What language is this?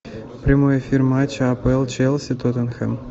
Russian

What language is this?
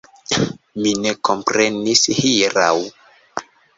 Esperanto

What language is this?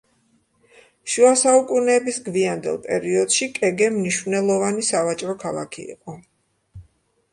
Georgian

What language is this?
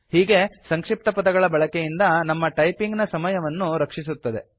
Kannada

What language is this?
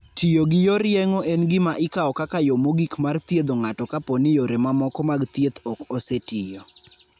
Luo (Kenya and Tanzania)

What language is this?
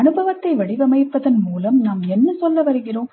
Tamil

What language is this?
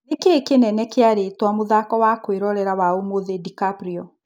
Kikuyu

